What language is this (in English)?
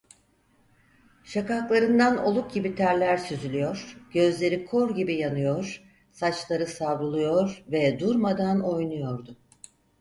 Turkish